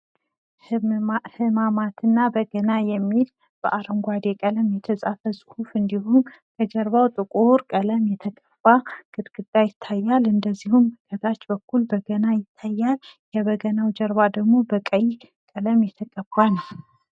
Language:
Amharic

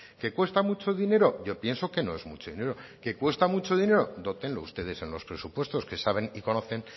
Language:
Spanish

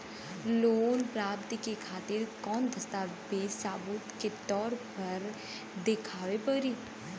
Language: Bhojpuri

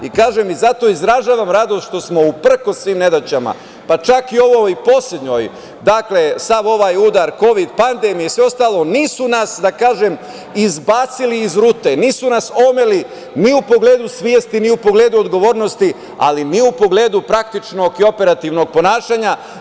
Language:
Serbian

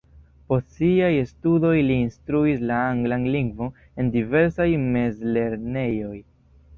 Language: Esperanto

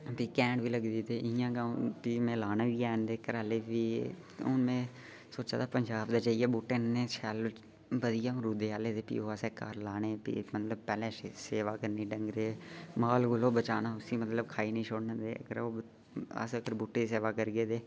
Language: Dogri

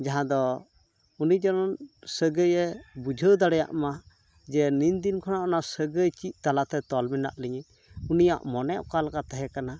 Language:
Santali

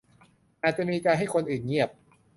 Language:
Thai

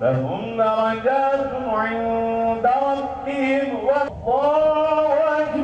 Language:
Turkish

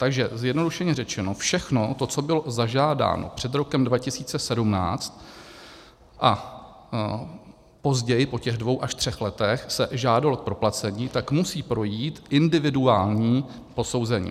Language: Czech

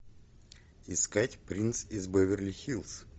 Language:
Russian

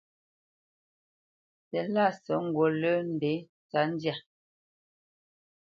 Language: Bamenyam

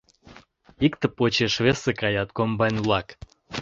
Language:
Mari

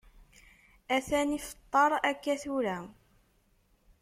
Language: Kabyle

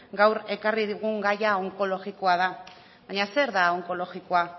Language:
Basque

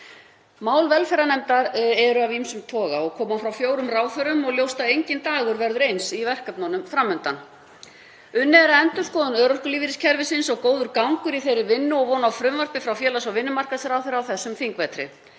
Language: Icelandic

